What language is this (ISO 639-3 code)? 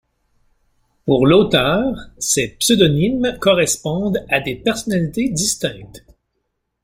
fra